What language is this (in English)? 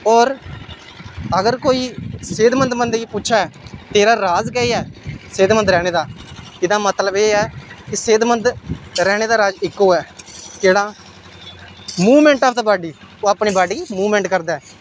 Dogri